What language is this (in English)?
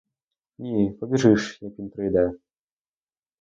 Ukrainian